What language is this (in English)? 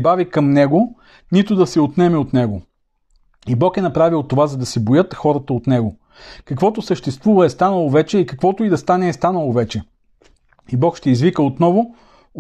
Bulgarian